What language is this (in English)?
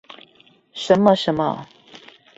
Chinese